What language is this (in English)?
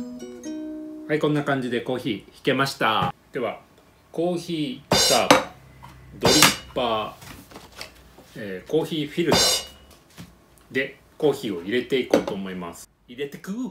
Japanese